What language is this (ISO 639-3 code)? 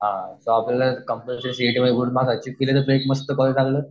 mar